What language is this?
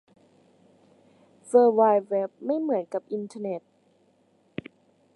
Thai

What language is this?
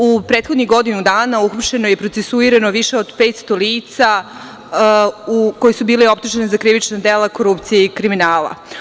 Serbian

